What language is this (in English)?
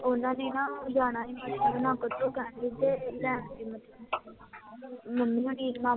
Punjabi